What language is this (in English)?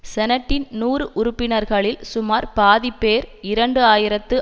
Tamil